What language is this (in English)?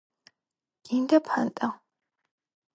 Georgian